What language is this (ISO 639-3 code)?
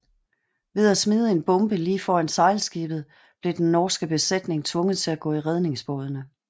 dan